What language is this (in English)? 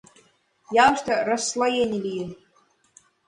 Mari